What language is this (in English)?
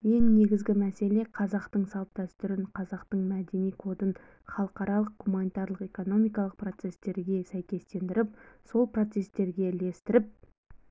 Kazakh